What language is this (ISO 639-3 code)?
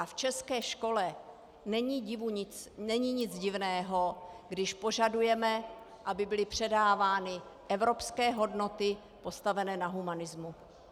ces